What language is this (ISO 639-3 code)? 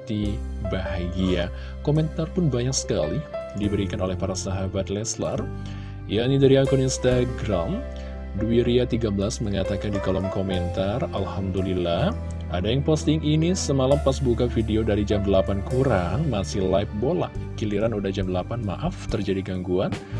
ind